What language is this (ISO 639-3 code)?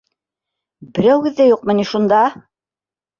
bak